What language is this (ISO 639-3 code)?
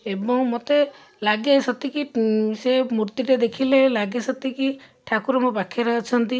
ori